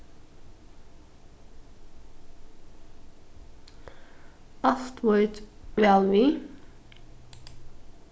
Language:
Faroese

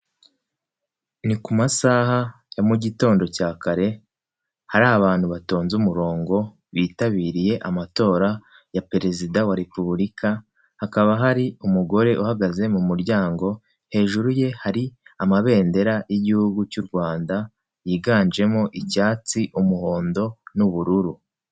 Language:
Kinyarwanda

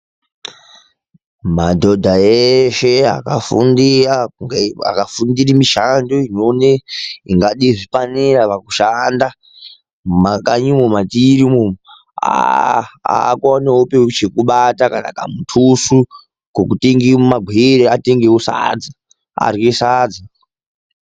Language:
Ndau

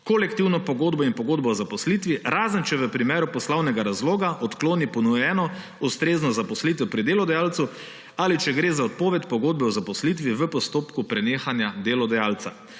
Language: Slovenian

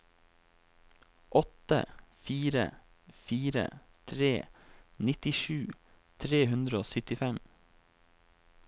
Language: Norwegian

